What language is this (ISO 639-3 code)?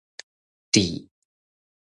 nan